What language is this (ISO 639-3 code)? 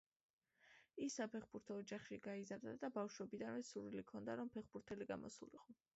kat